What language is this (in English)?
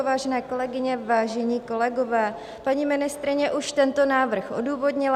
Czech